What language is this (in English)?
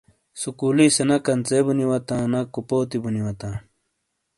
Shina